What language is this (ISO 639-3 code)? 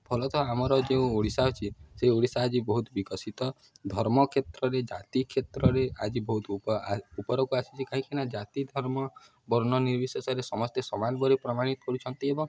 ori